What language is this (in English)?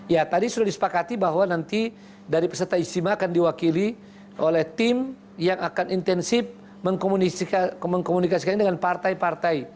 Indonesian